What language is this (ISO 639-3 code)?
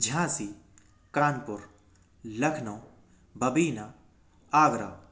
hin